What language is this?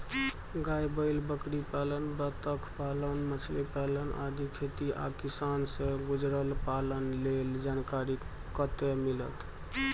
Maithili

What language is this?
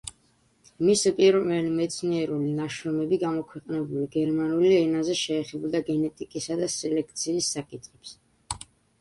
Georgian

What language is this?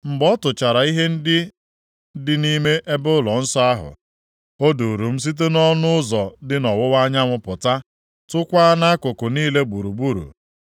Igbo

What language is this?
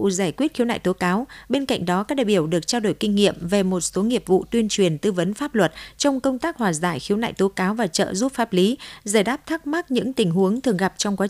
Vietnamese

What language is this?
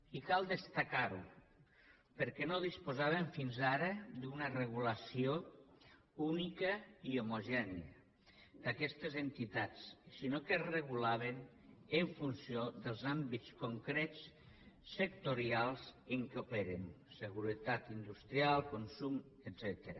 Catalan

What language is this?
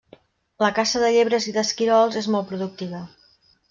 Catalan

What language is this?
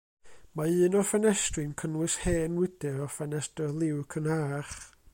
Welsh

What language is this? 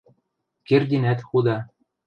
Western Mari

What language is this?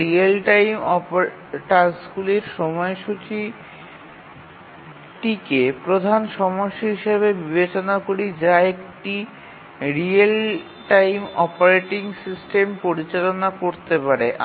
Bangla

